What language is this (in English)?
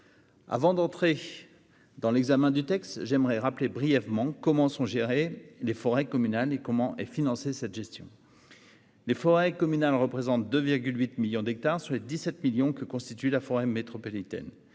French